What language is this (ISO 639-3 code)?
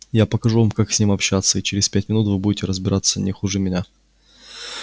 rus